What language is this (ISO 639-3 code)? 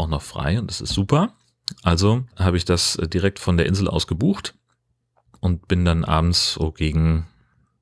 deu